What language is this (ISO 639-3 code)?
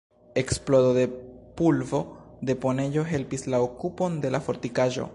epo